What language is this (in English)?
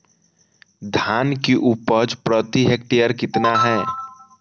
Magahi